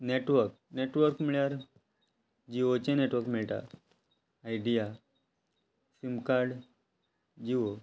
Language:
Konkani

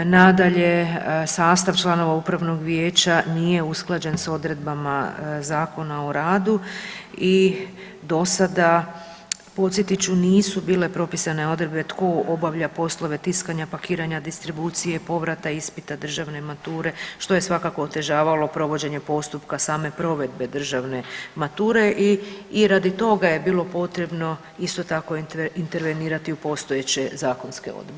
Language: Croatian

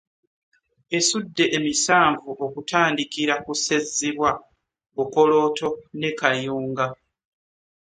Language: Ganda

